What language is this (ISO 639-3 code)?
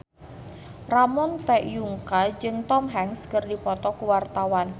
sun